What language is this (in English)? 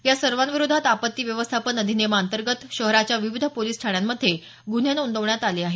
Marathi